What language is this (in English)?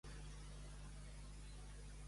Catalan